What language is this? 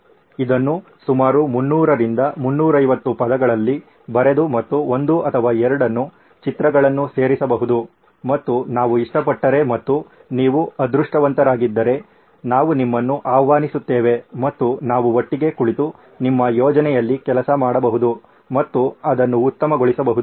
Kannada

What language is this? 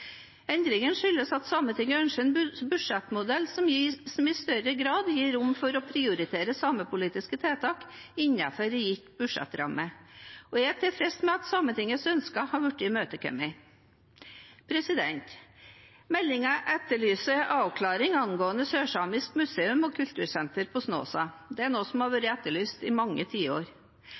Norwegian Bokmål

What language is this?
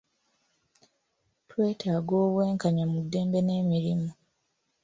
Ganda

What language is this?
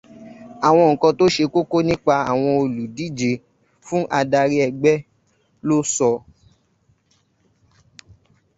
Yoruba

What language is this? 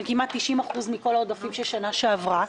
Hebrew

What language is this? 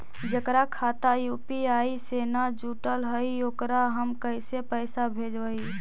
Magahi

